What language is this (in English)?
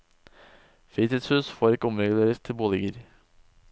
Norwegian